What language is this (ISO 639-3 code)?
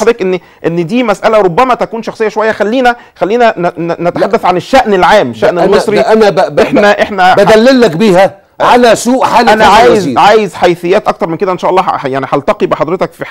ara